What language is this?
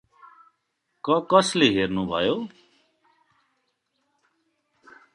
Nepali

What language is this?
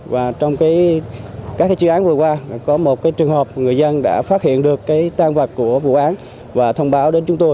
Vietnamese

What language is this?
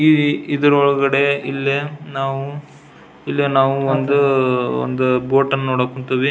Kannada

